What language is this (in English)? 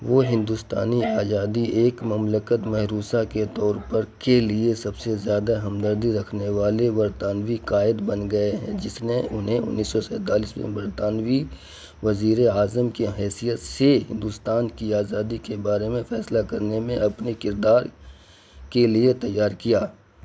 Urdu